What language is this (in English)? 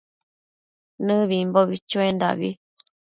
Matsés